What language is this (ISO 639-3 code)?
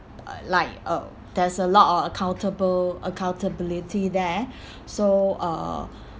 eng